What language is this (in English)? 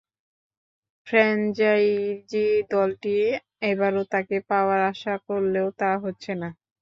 Bangla